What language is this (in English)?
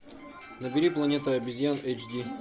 Russian